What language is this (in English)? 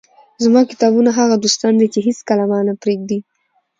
Pashto